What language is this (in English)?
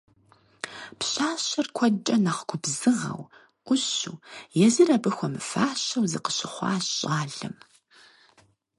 Kabardian